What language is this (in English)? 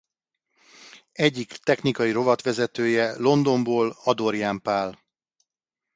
Hungarian